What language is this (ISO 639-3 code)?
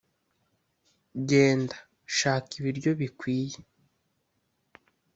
kin